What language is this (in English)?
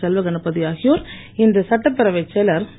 Tamil